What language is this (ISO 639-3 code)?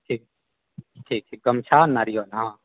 mai